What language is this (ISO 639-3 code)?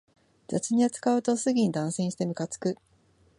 jpn